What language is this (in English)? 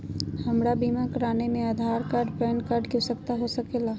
Magahi